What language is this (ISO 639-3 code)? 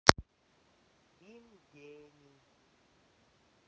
rus